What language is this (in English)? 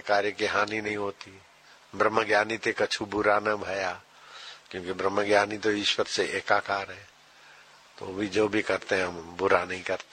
Hindi